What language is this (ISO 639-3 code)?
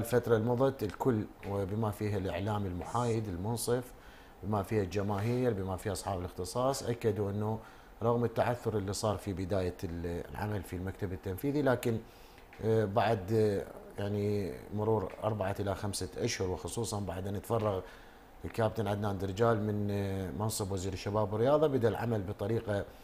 ara